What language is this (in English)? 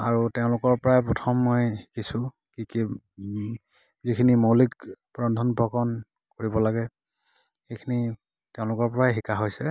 Assamese